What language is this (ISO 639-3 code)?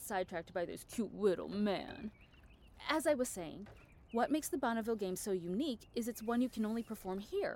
eng